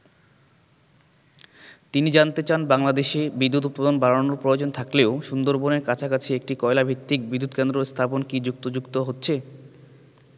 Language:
Bangla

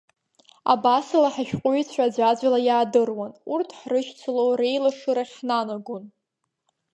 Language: Abkhazian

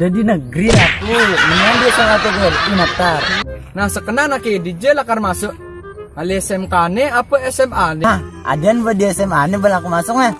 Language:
Indonesian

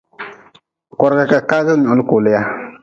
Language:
Nawdm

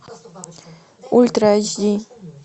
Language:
Russian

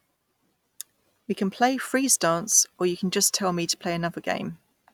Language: English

